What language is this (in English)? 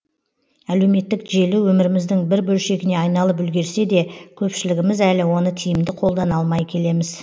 Kazakh